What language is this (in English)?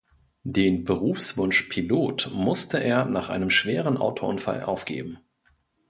German